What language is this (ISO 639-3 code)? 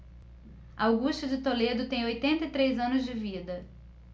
por